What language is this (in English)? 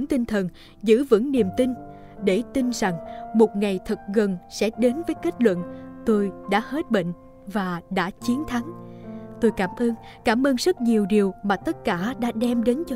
Vietnamese